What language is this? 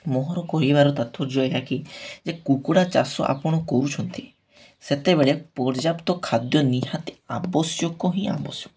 Odia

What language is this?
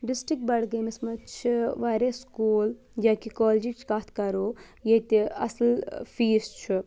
Kashmiri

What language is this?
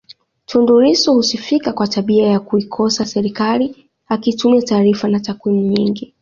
Swahili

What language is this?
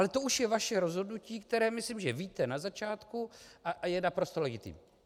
Czech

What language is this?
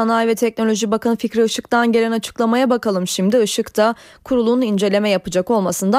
Turkish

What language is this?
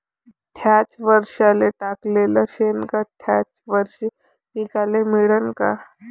Marathi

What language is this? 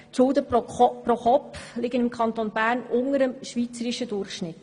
Swiss German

